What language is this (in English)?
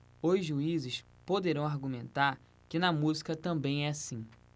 Portuguese